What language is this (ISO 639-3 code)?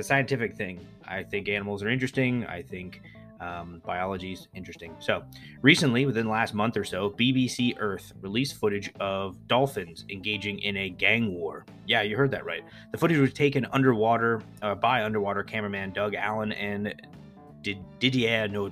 eng